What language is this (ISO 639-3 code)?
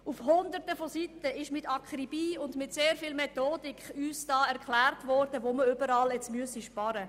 gsw